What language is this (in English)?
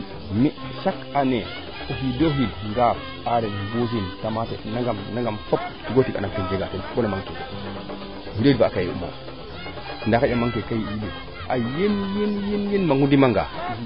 Serer